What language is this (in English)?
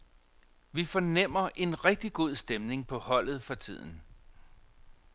Danish